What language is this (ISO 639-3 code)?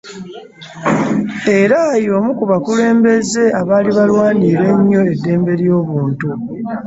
lug